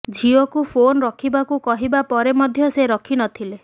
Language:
Odia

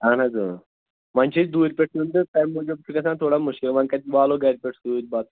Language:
Kashmiri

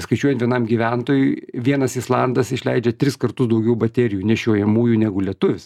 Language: Lithuanian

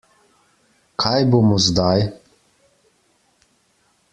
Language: Slovenian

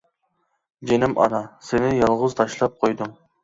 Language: Uyghur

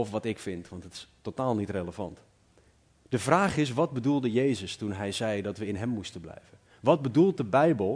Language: Dutch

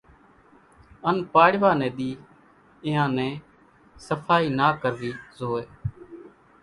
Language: Kachi Koli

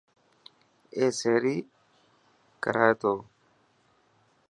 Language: Dhatki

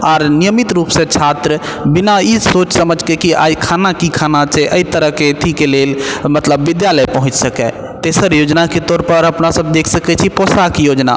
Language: Maithili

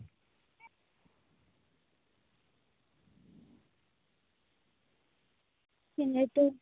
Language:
Santali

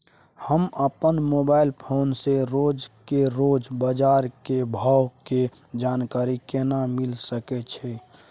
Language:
Maithili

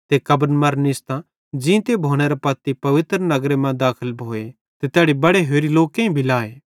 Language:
Bhadrawahi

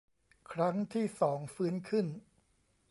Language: Thai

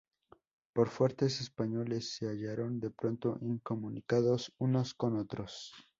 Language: Spanish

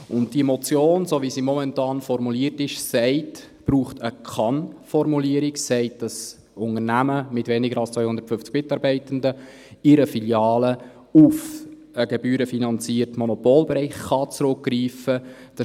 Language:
Swiss German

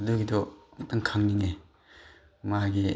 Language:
Manipuri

